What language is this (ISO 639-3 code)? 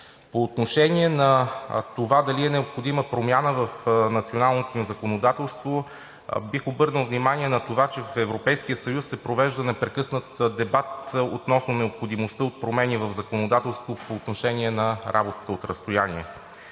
bul